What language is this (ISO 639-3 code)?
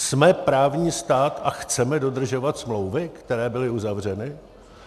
ces